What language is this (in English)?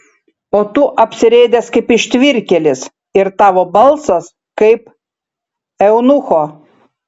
Lithuanian